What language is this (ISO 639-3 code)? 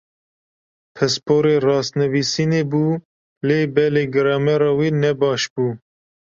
kur